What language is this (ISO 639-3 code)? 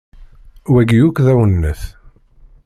kab